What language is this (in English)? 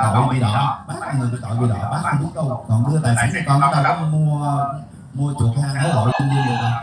Vietnamese